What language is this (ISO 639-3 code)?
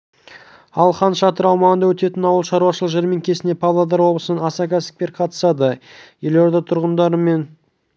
kaz